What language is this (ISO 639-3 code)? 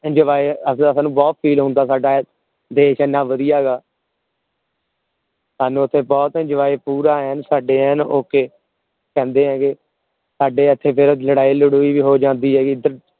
pan